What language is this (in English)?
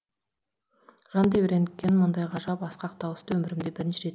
Kazakh